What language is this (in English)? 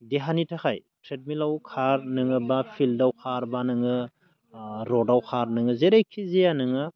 Bodo